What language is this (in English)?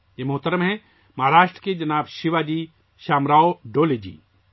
Urdu